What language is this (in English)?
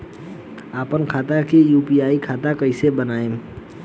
Bhojpuri